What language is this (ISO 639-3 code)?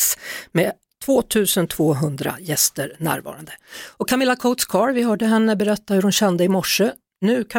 swe